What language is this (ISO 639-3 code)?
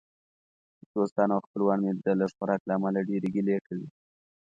pus